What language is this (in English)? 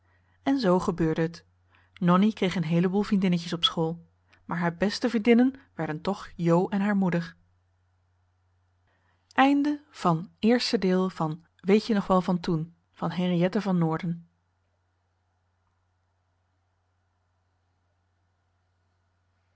Dutch